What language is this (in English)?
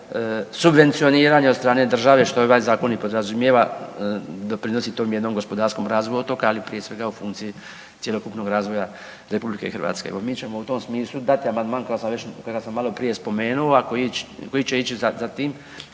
Croatian